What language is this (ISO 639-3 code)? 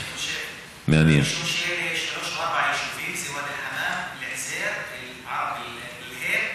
heb